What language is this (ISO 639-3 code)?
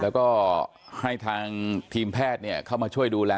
tha